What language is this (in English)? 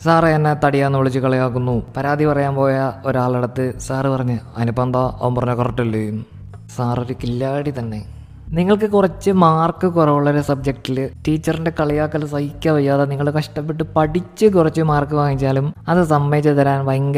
Malayalam